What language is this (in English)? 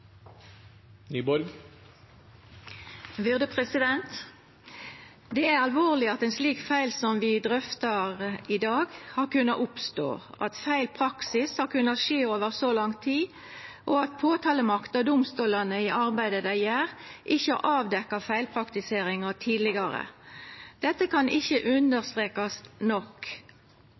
Norwegian Nynorsk